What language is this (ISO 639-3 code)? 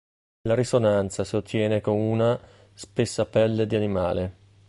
ita